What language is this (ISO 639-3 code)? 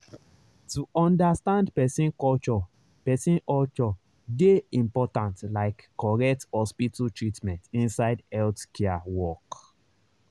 pcm